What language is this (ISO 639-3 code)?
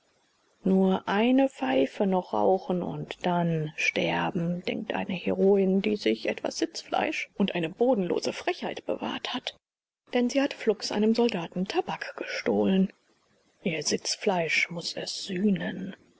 deu